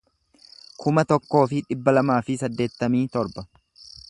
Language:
Oromo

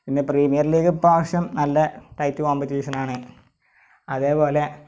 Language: Malayalam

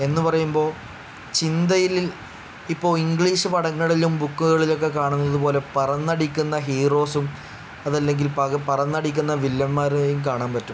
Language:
Malayalam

